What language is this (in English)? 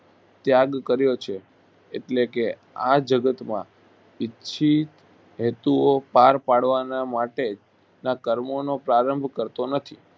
Gujarati